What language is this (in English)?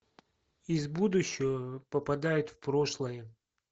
Russian